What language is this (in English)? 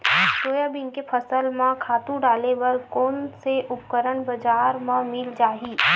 Chhattisgarhi